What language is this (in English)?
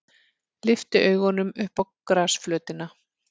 Icelandic